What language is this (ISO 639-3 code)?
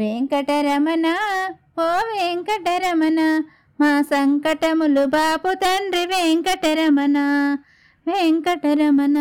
tel